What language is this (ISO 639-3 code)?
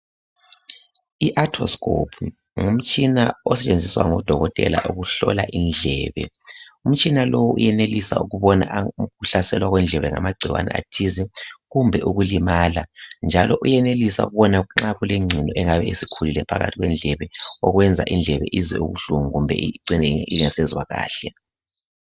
nde